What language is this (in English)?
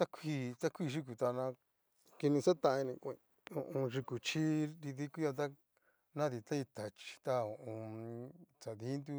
Cacaloxtepec Mixtec